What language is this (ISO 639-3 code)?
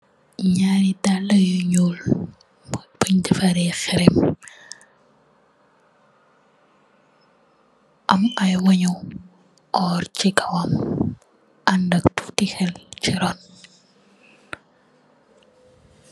wol